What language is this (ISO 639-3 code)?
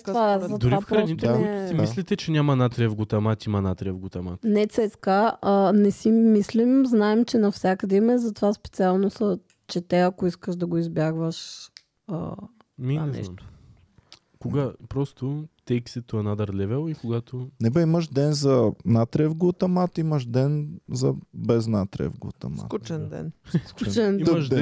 bul